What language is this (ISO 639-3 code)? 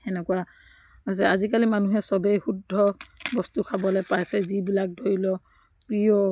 asm